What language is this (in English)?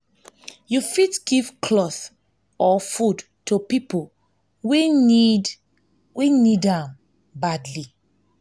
Nigerian Pidgin